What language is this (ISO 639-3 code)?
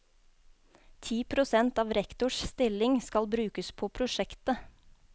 nor